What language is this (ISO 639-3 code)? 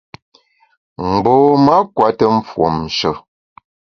bax